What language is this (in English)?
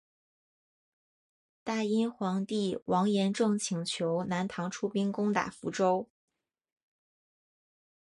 Chinese